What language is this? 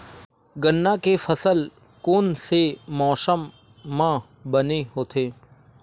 Chhattisgarhi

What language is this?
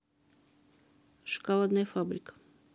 Russian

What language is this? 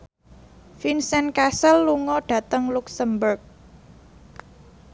Javanese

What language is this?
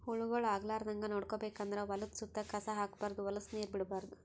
Kannada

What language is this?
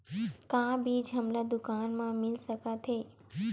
Chhattisgarhi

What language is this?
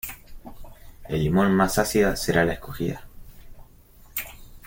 Spanish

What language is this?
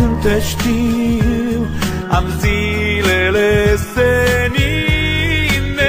Bulgarian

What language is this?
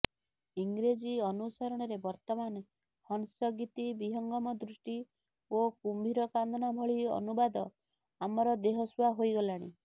Odia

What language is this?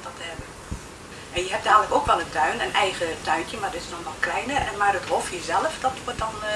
Dutch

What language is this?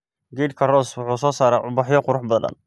Somali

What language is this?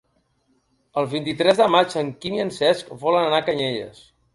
Catalan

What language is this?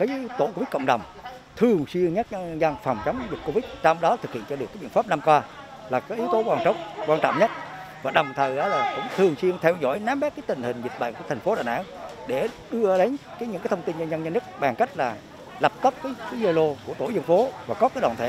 Vietnamese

